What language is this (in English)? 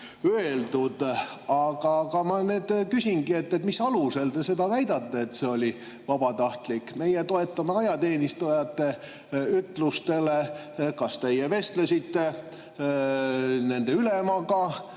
Estonian